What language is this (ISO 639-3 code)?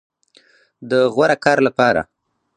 pus